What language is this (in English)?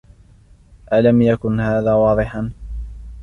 Arabic